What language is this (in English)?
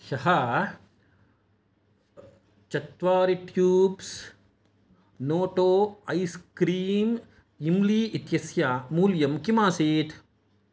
Sanskrit